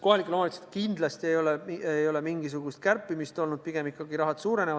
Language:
Estonian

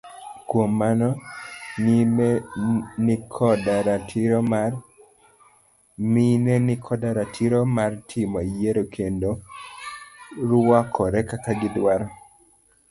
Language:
Luo (Kenya and Tanzania)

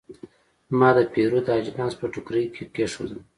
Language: Pashto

